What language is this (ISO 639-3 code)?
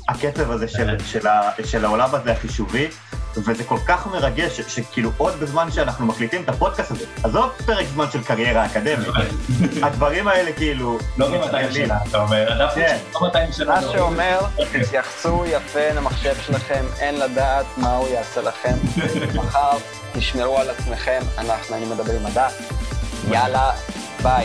heb